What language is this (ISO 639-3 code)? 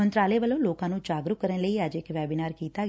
pan